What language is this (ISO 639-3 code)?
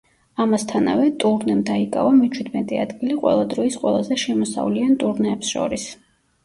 kat